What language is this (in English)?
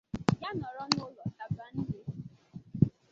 Igbo